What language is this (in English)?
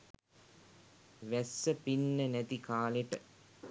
Sinhala